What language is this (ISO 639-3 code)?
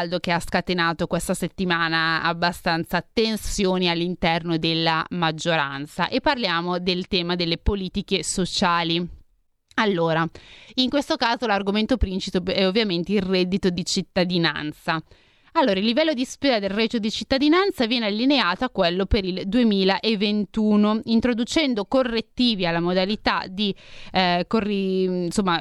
ita